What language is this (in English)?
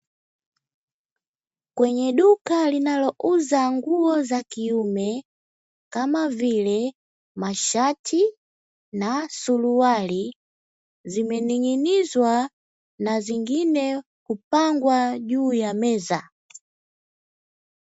Swahili